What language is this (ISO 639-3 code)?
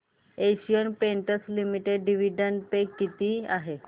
mar